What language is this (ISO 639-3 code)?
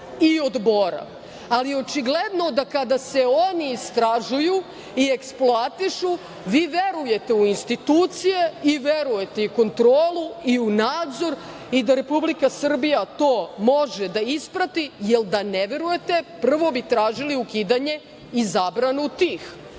srp